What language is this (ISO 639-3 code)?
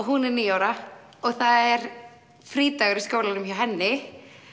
isl